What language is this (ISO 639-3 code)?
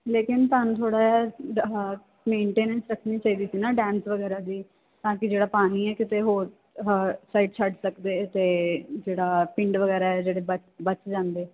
pan